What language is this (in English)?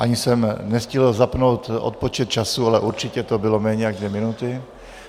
Czech